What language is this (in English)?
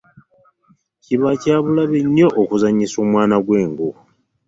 Ganda